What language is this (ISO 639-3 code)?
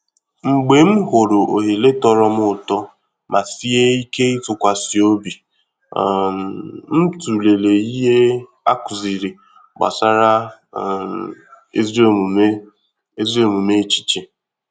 ibo